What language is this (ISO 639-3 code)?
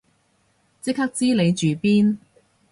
yue